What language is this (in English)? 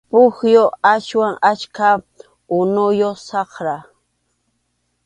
Arequipa-La Unión Quechua